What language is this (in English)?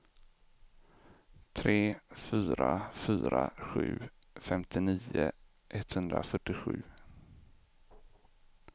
Swedish